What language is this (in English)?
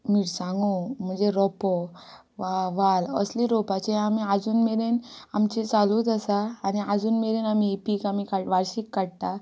Konkani